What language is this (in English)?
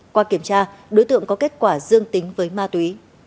Vietnamese